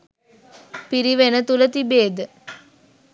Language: Sinhala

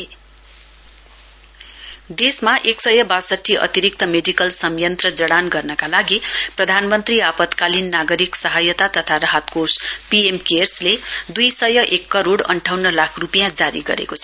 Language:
Nepali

